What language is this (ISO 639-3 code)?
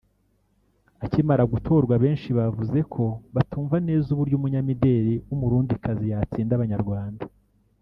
kin